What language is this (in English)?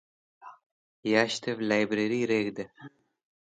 Wakhi